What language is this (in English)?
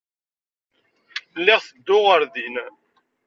Kabyle